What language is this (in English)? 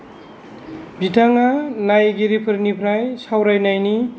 Bodo